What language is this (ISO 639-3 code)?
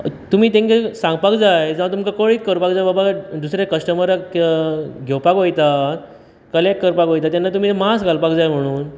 kok